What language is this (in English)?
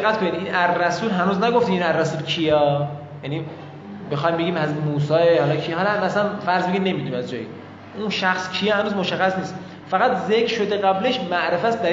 Persian